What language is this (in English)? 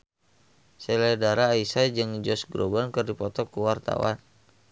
Sundanese